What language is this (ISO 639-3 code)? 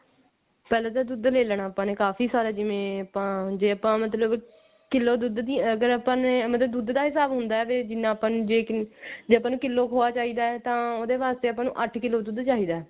pan